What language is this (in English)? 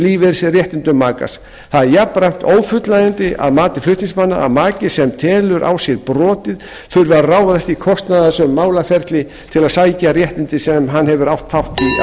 Icelandic